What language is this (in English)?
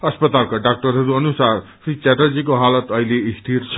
Nepali